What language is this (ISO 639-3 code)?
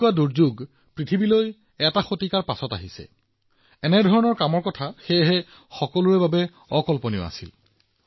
asm